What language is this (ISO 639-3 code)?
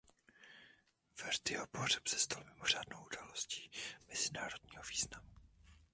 ces